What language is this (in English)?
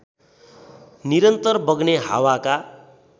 Nepali